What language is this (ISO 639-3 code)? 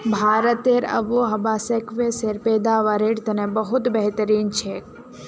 mag